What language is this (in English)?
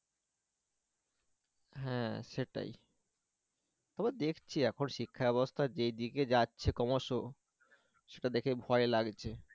Bangla